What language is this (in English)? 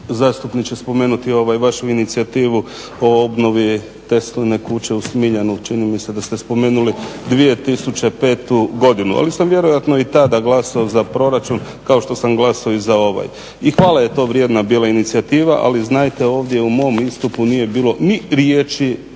Croatian